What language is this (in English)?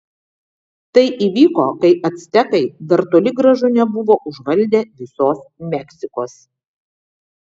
Lithuanian